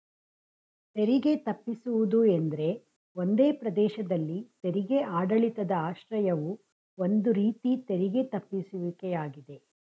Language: Kannada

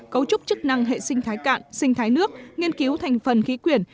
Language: Vietnamese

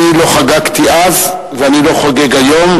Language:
Hebrew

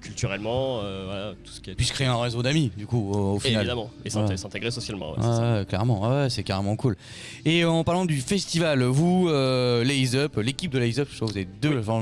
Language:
French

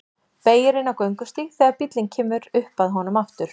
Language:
Icelandic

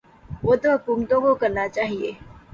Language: Urdu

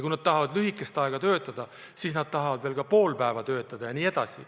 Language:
Estonian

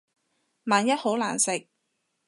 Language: Cantonese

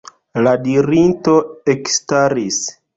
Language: Esperanto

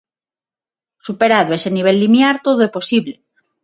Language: Galician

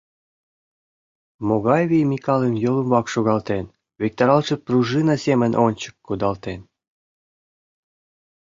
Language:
Mari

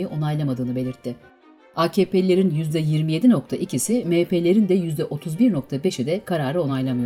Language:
Turkish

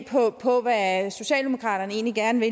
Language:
Danish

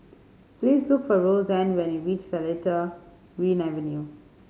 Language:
English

